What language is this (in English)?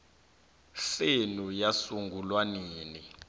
South Ndebele